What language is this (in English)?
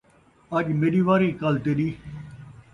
Saraiki